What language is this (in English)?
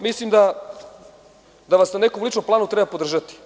Serbian